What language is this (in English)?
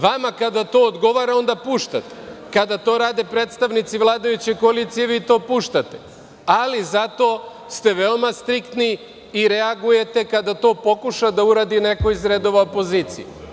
Serbian